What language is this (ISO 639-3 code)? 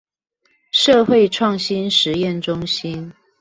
zho